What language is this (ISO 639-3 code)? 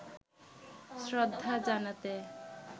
ben